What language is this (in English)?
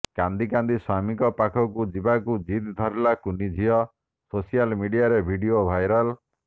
Odia